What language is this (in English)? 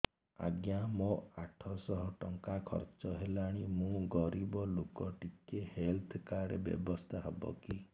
Odia